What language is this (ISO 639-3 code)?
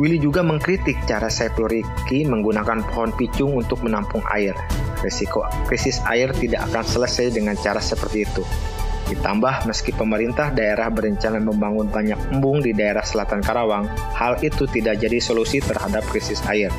ind